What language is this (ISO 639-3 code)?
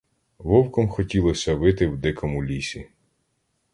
ukr